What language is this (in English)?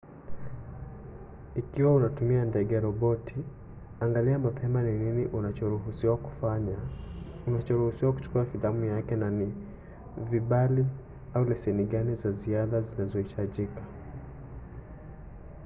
Swahili